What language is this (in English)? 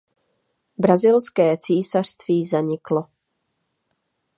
Czech